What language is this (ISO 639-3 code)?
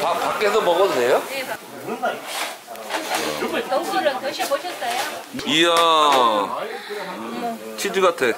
kor